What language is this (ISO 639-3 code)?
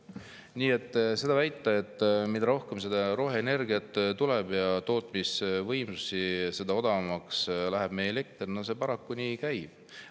est